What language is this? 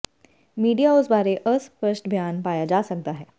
Punjabi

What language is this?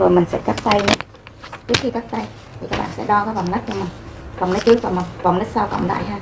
Vietnamese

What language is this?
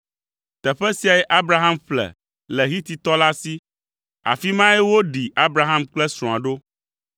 Ewe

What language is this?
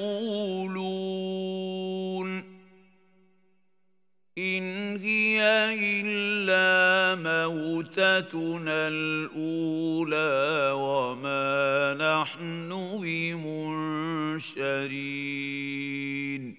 Arabic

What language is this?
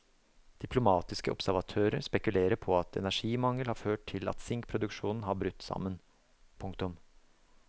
Norwegian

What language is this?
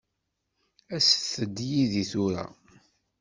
Kabyle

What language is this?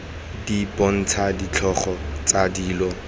Tswana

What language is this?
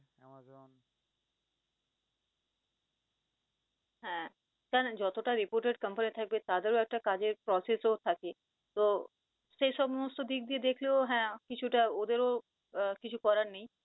Bangla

